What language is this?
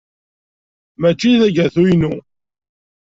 Kabyle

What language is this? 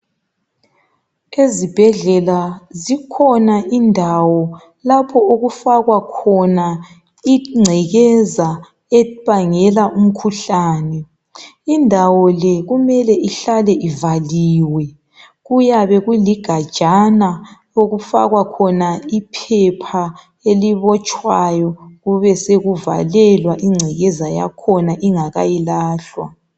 North Ndebele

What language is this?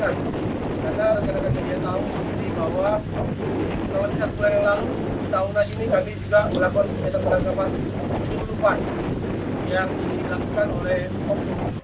Indonesian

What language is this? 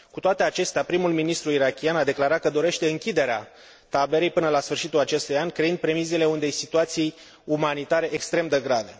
Romanian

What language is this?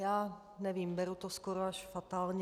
Czech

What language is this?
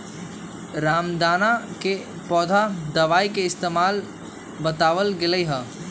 Magahi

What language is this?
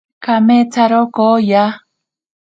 Ashéninka Perené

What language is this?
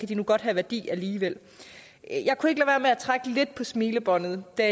Danish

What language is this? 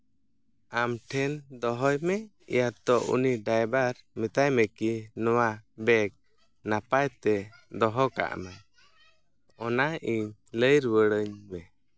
Santali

